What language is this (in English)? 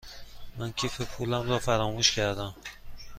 Persian